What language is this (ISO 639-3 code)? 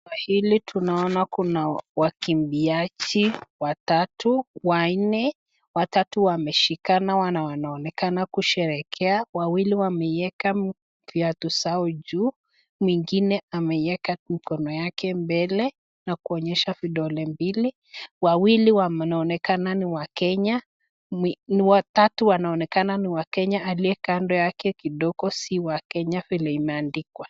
swa